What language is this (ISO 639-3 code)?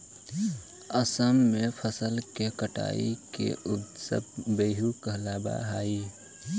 mag